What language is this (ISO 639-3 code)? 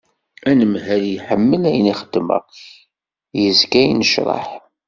kab